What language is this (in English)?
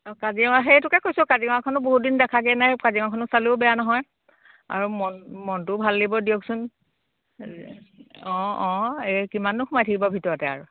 Assamese